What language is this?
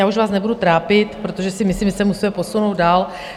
Czech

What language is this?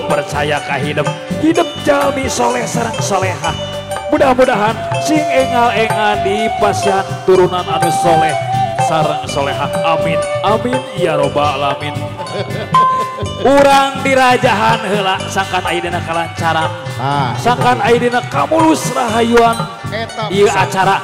Indonesian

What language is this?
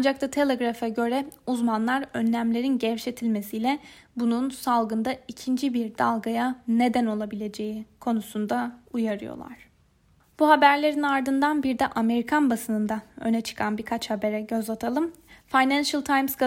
Turkish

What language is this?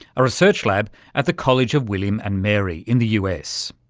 English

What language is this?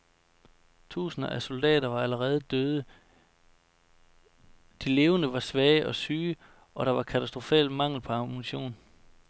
Danish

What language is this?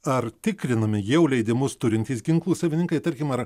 Lithuanian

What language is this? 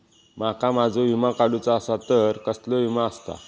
Marathi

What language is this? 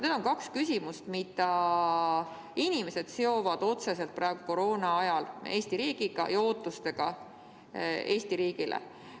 Estonian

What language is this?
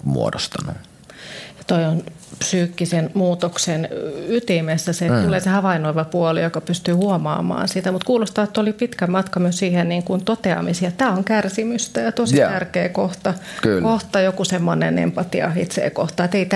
Finnish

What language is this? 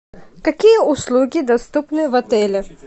Russian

